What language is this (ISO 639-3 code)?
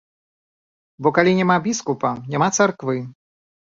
bel